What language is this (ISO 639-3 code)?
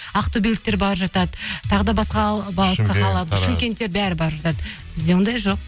kaz